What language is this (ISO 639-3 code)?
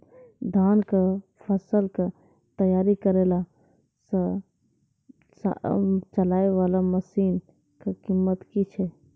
mai